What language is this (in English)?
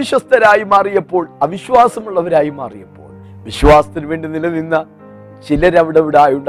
Malayalam